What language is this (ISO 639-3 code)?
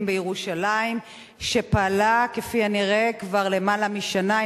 heb